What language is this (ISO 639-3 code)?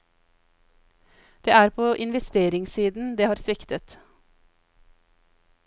nor